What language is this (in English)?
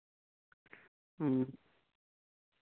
Santali